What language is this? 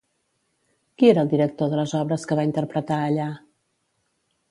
Catalan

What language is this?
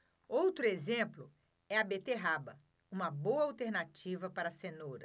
Portuguese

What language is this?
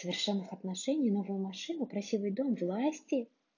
Russian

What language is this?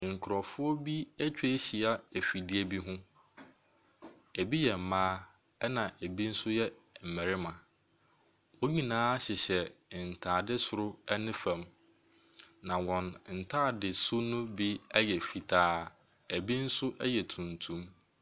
Akan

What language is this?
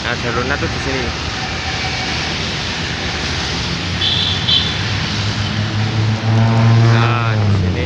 Indonesian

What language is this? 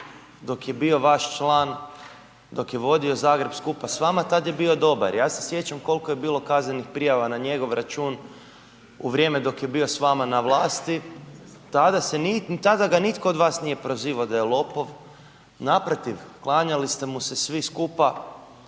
Croatian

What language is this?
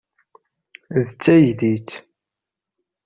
Kabyle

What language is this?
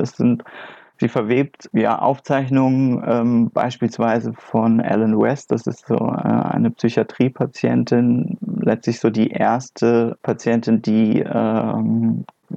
German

